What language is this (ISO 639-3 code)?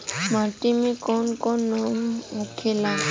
bho